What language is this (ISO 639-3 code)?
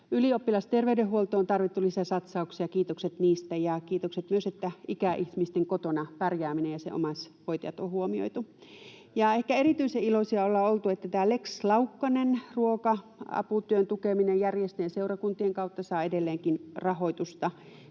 fin